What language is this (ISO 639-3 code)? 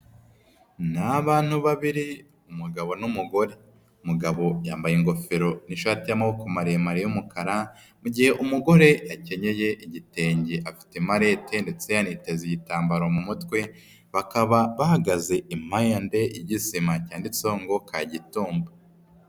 kin